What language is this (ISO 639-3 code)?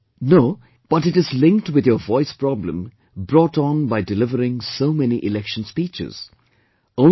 eng